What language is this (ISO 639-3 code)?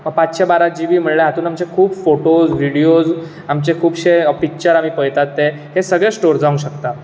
kok